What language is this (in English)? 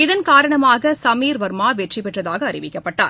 Tamil